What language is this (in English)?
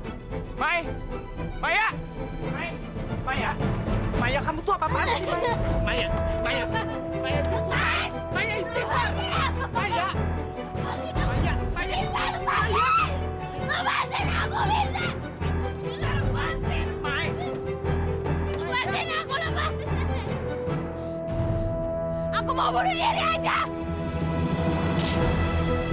Indonesian